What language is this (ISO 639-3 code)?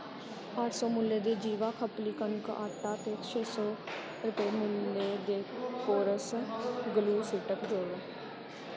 doi